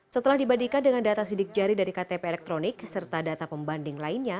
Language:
Indonesian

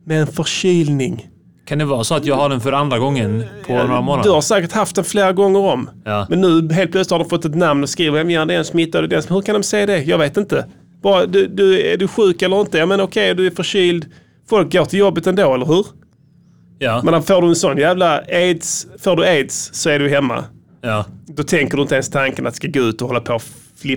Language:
Swedish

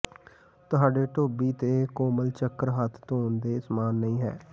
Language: Punjabi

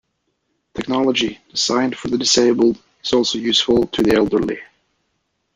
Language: English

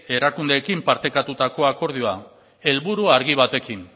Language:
Basque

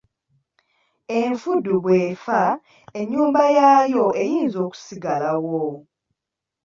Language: Ganda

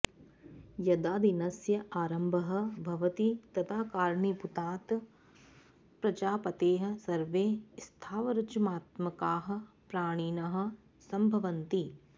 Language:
Sanskrit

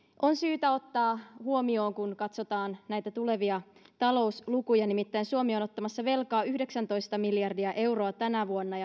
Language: Finnish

